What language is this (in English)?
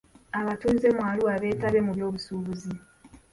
Ganda